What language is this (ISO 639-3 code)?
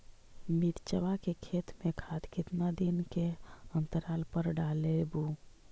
mag